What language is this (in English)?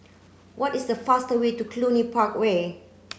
English